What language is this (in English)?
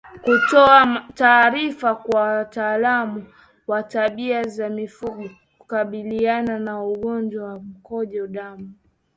Swahili